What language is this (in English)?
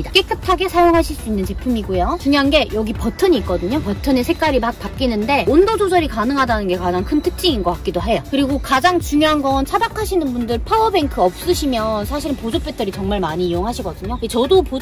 Korean